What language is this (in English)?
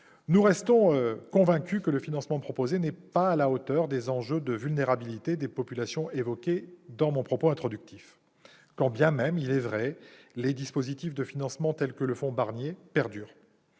French